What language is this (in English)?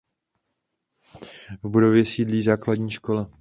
Czech